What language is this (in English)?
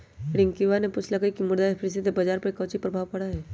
Magahi